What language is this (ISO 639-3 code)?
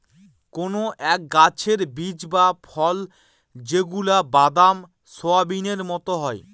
ben